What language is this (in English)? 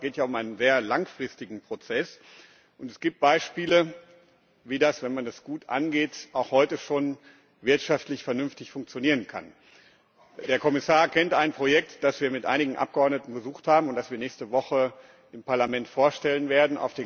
German